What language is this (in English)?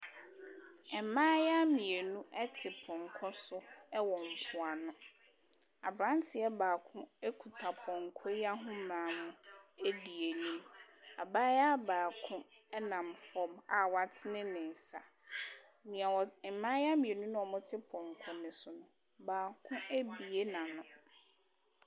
Akan